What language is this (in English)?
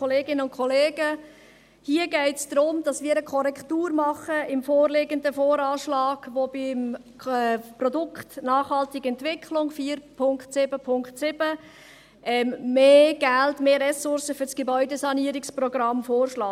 Swiss German